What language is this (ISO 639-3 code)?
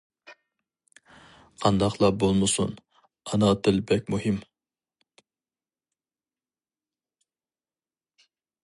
uig